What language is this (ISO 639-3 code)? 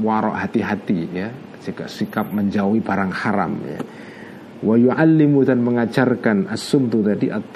ind